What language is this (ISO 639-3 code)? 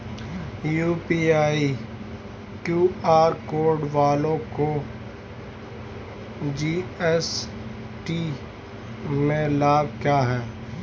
hin